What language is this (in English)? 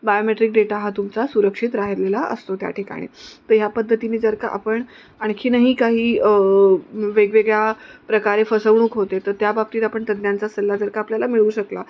Marathi